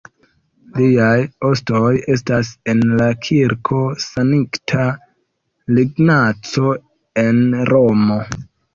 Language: Esperanto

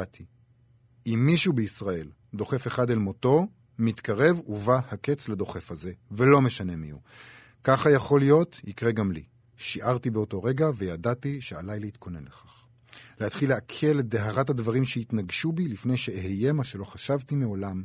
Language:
Hebrew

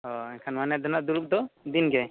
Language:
Santali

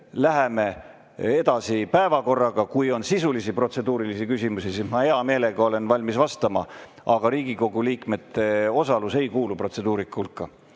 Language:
Estonian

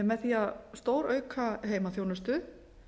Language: Icelandic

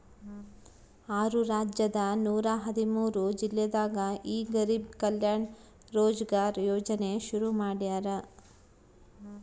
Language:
Kannada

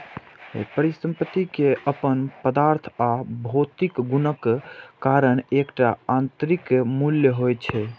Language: Maithili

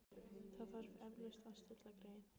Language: Icelandic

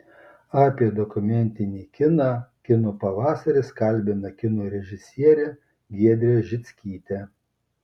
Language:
Lithuanian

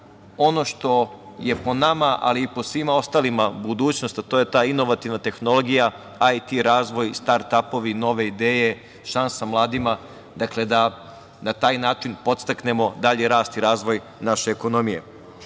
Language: Serbian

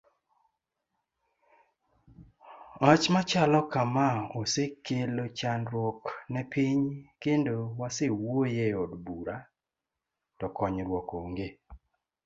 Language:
Luo (Kenya and Tanzania)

